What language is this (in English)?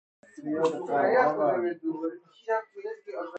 Persian